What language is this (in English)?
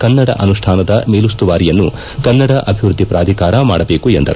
Kannada